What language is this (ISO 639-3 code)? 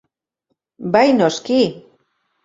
eus